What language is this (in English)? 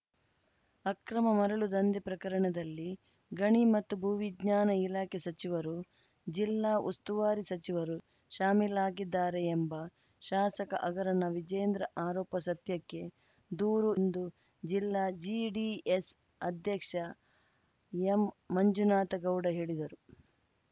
Kannada